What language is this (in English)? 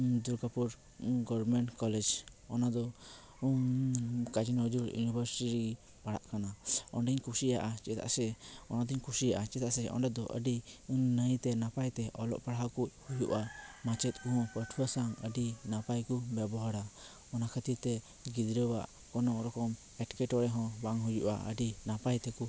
Santali